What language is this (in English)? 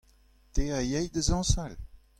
Breton